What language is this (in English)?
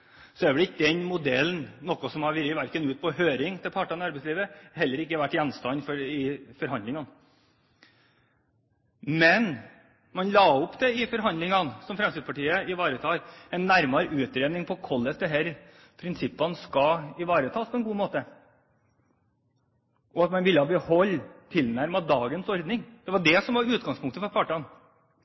Norwegian Bokmål